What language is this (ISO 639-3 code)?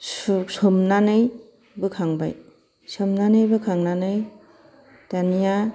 brx